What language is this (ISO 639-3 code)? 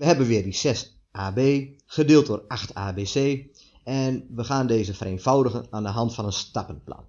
nld